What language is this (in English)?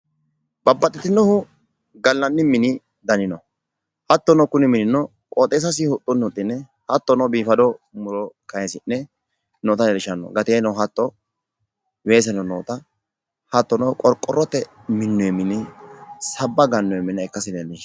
Sidamo